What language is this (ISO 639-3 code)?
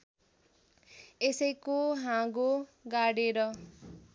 nep